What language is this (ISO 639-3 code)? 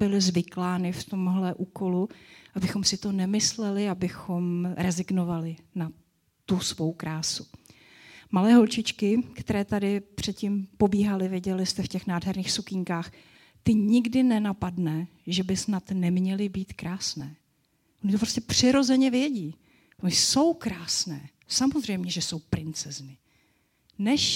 ces